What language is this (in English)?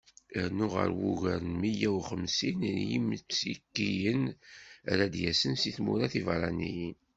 Kabyle